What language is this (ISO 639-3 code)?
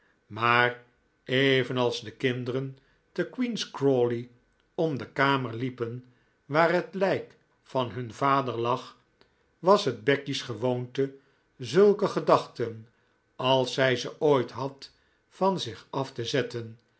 nld